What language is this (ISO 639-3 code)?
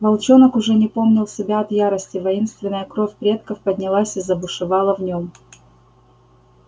rus